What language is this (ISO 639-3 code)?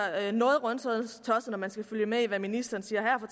dan